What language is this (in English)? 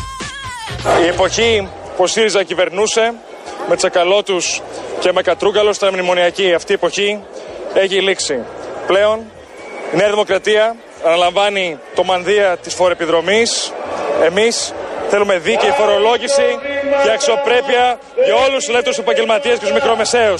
Greek